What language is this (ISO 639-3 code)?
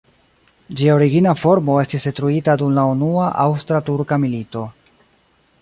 epo